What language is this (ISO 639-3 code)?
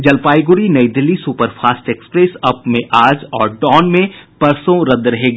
hin